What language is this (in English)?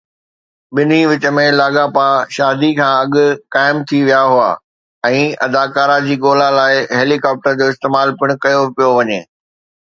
Sindhi